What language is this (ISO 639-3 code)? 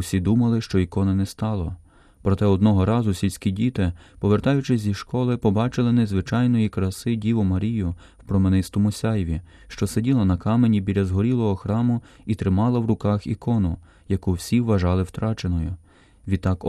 ukr